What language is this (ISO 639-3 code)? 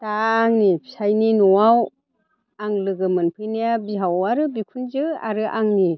brx